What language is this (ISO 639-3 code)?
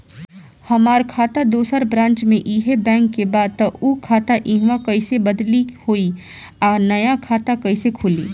bho